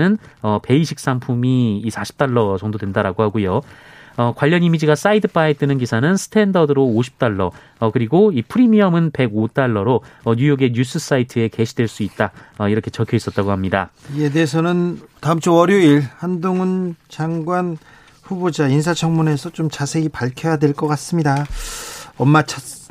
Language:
Korean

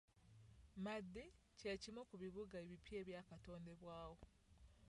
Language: Ganda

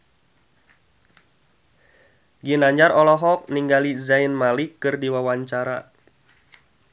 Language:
Sundanese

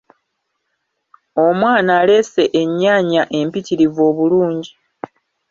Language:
Ganda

